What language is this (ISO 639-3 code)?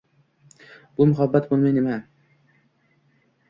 uzb